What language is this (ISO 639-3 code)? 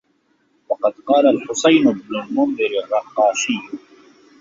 ara